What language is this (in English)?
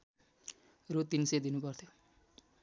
Nepali